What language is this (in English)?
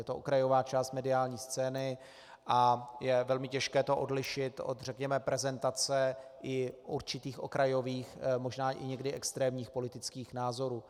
Czech